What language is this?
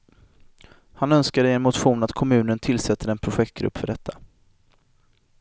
Swedish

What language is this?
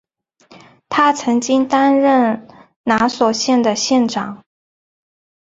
Chinese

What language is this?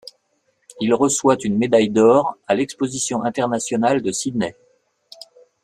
French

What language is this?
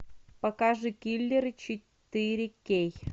Russian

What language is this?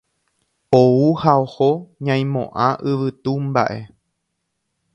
Guarani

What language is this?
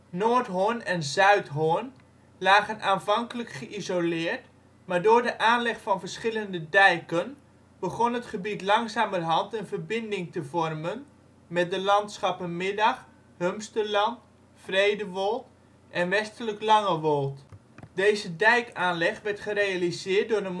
Dutch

